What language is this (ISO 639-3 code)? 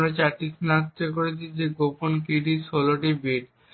ben